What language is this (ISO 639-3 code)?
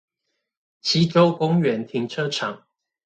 zho